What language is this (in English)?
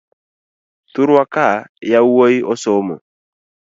Luo (Kenya and Tanzania)